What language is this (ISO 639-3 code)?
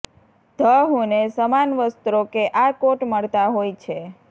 guj